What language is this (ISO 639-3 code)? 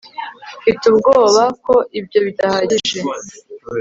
kin